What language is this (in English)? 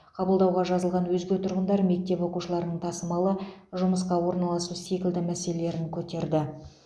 Kazakh